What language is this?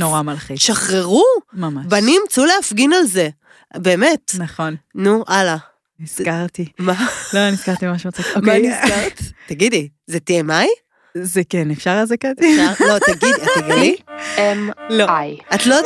Hebrew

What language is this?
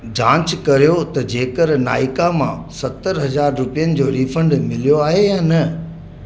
Sindhi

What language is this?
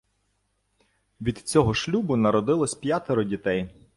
Ukrainian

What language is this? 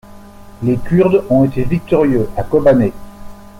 French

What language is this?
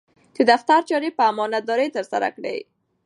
Pashto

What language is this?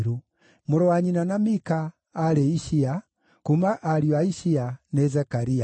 Kikuyu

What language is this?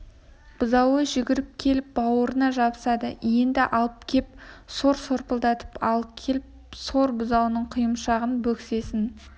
Kazakh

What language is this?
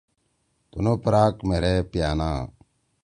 Torwali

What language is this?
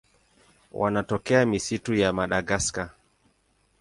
Swahili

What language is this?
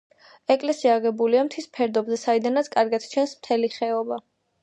Georgian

